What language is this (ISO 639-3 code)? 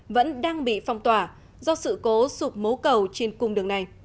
vie